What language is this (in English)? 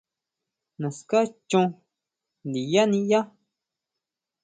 Huautla Mazatec